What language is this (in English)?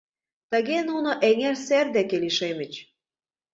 Mari